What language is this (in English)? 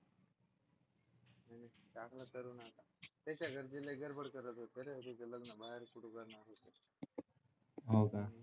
Marathi